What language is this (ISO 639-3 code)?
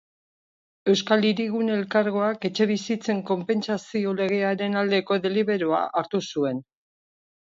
eus